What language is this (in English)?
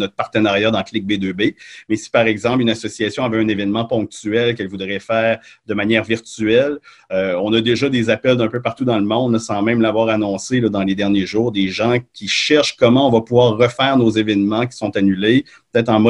French